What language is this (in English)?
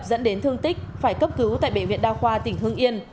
Vietnamese